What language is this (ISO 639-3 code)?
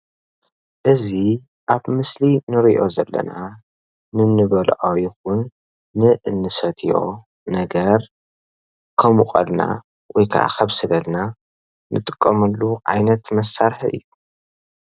tir